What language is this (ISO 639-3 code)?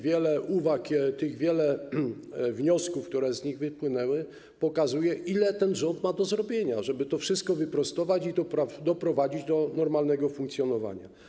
pol